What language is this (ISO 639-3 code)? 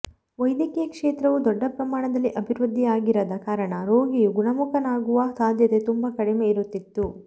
kan